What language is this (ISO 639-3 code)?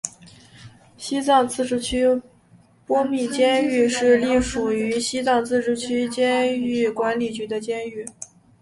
zho